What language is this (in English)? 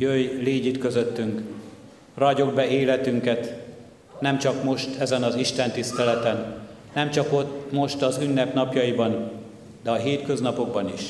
Hungarian